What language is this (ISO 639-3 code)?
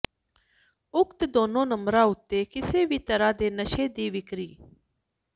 pan